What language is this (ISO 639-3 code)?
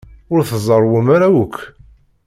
kab